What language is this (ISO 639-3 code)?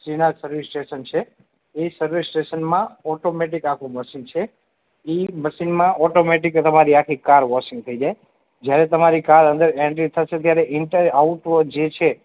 guj